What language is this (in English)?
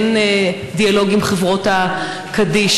Hebrew